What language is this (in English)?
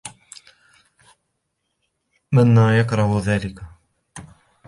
Arabic